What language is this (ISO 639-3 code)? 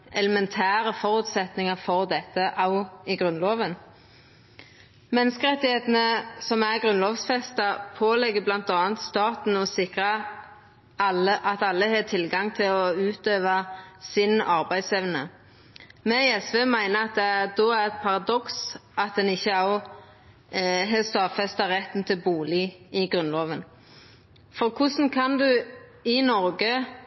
nno